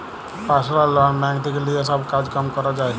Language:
Bangla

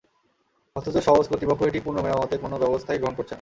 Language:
Bangla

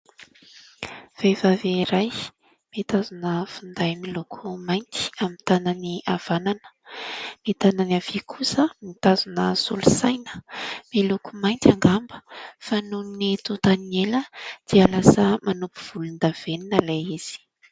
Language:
Malagasy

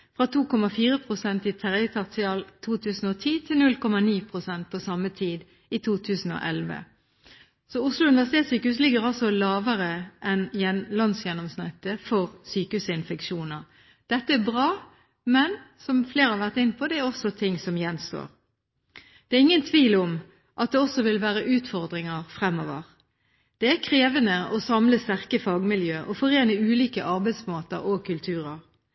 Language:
Norwegian Bokmål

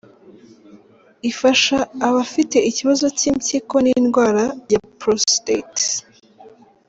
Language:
Kinyarwanda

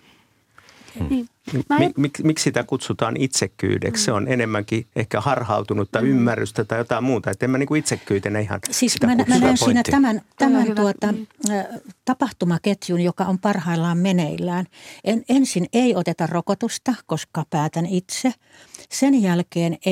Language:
Finnish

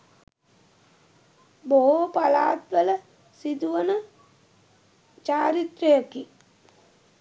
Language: Sinhala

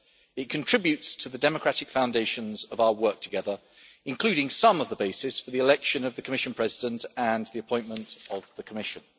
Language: English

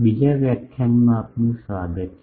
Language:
Gujarati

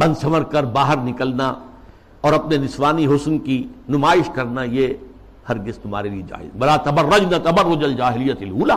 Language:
Urdu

